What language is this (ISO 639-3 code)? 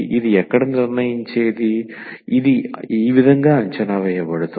tel